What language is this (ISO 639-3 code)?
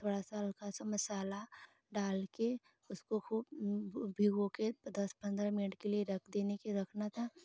hin